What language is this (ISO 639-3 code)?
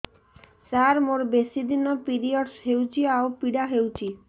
ori